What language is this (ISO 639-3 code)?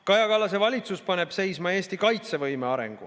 est